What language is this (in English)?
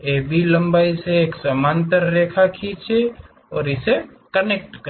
Hindi